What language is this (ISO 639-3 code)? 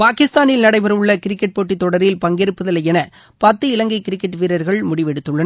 tam